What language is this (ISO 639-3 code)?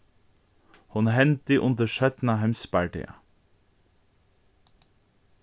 fao